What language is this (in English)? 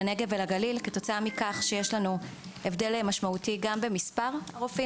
Hebrew